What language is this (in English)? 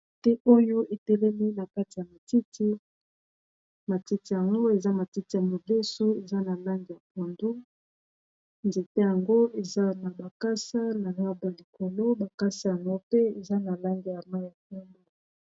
Lingala